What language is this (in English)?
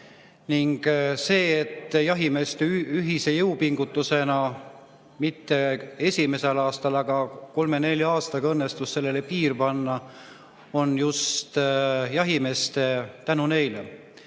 Estonian